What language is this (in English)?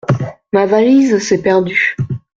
French